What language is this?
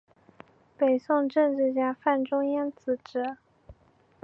Chinese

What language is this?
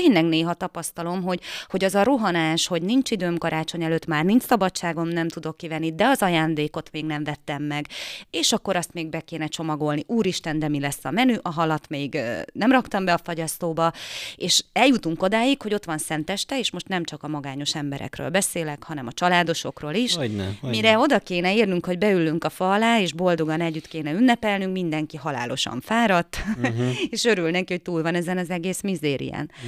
Hungarian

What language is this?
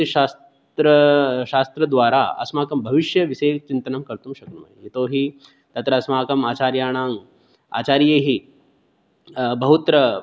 Sanskrit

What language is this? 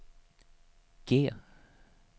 Swedish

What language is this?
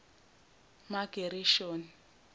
Zulu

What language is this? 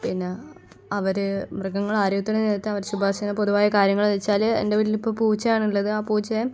Malayalam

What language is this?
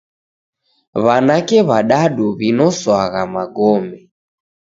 Taita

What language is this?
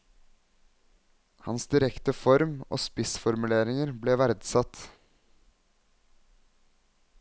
Norwegian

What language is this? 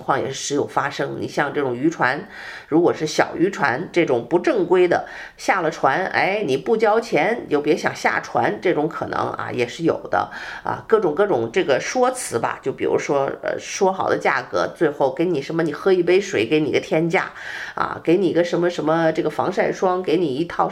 Chinese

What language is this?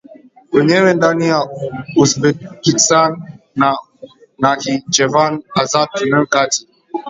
Swahili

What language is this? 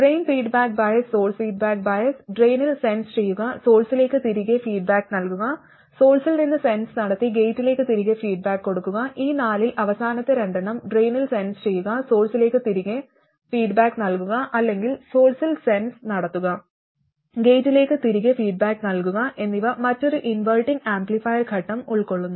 Malayalam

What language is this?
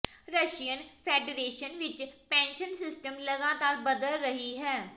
Punjabi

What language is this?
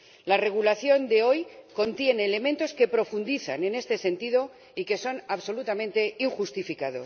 Spanish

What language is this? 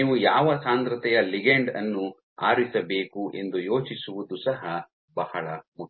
Kannada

